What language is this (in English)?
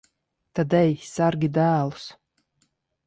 Latvian